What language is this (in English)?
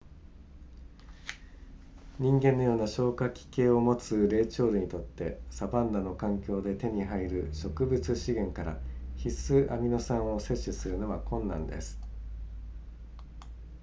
Japanese